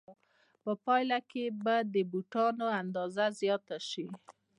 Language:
Pashto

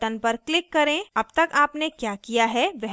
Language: Hindi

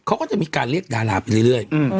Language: Thai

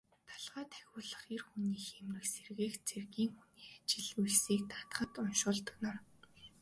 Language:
Mongolian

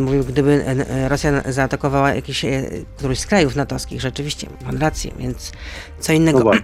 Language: Polish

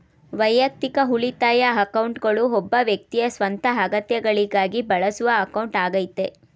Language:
Kannada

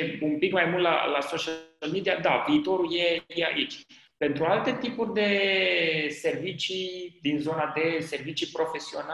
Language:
Romanian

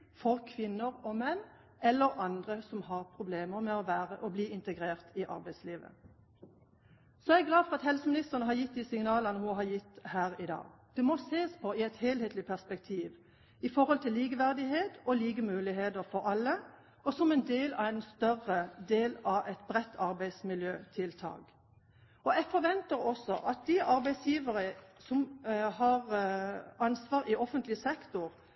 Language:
Norwegian Bokmål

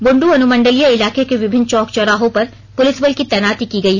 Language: Hindi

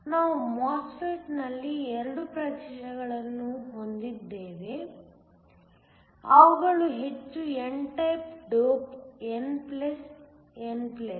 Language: Kannada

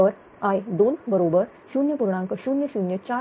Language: Marathi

